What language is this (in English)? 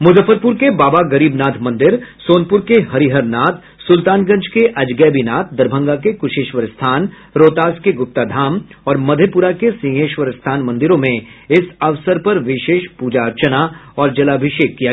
Hindi